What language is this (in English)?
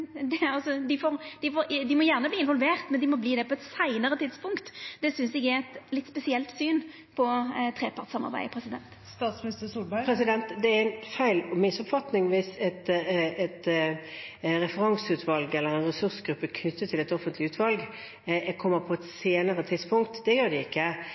Norwegian